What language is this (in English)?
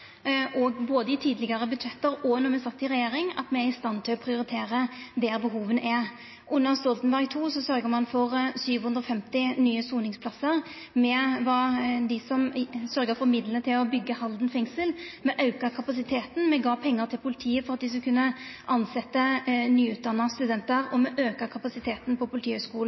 Norwegian Nynorsk